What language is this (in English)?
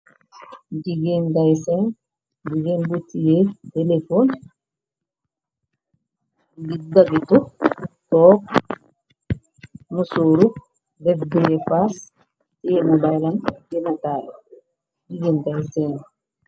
Wolof